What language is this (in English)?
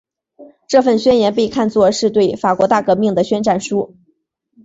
Chinese